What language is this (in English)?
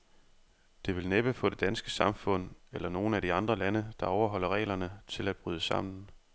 Danish